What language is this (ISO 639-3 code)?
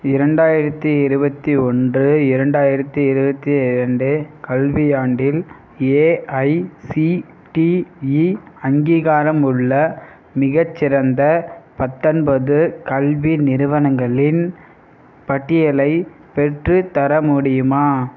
tam